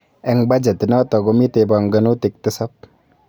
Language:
Kalenjin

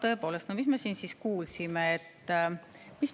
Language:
Estonian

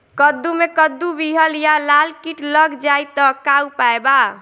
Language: Bhojpuri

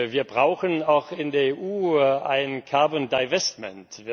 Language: German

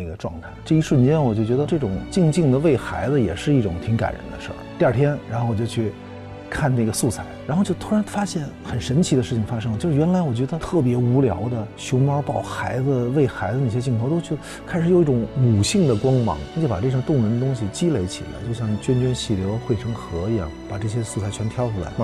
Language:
Chinese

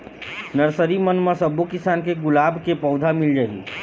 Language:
Chhattisgarhi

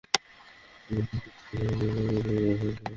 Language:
Bangla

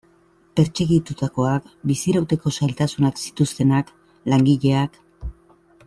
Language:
Basque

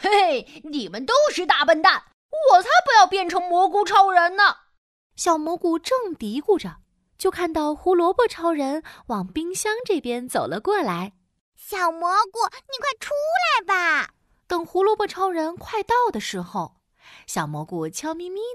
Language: Chinese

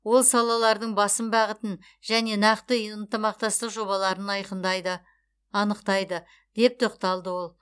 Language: Kazakh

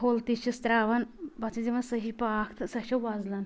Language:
Kashmiri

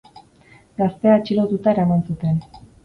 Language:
Basque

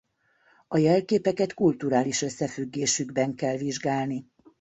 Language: Hungarian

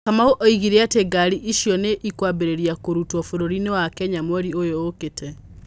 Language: Kikuyu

